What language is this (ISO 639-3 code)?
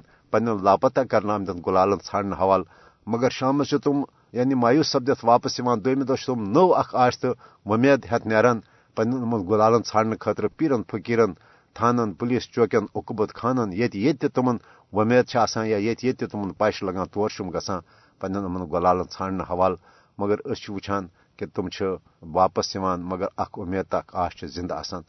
urd